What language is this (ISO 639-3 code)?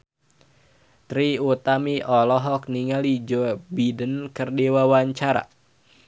sun